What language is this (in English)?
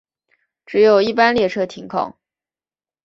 Chinese